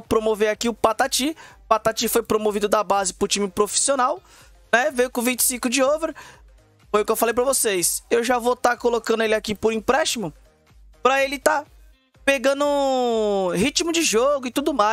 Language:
Portuguese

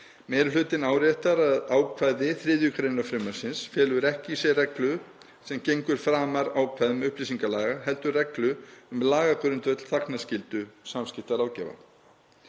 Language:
Icelandic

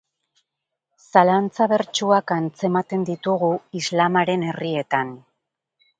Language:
Basque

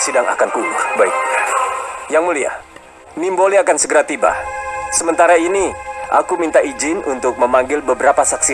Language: Indonesian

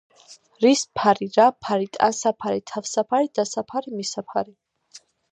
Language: Georgian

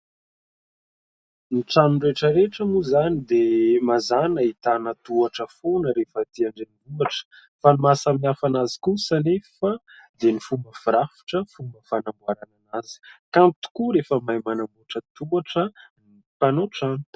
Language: Malagasy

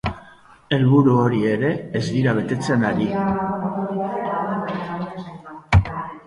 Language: Basque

